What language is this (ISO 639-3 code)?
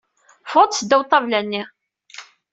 kab